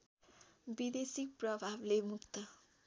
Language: Nepali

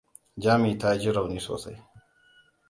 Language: Hausa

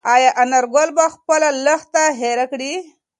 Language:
Pashto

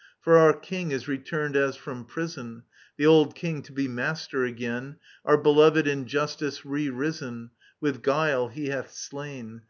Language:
English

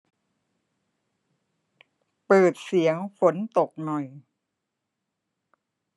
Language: Thai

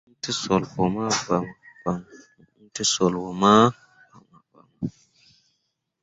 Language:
Mundang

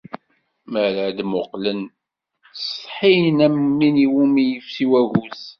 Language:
Kabyle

